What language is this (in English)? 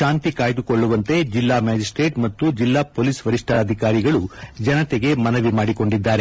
Kannada